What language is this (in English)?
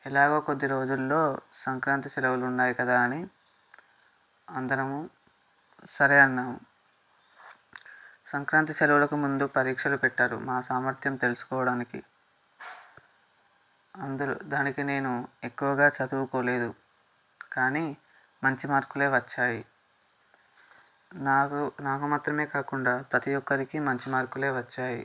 Telugu